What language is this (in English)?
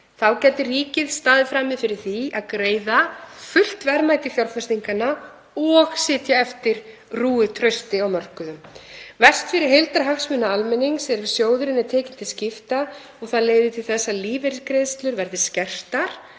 Icelandic